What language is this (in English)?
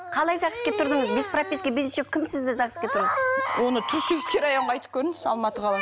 Kazakh